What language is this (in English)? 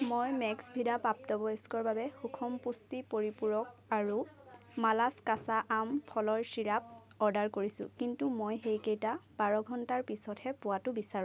Assamese